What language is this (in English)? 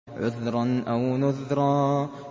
Arabic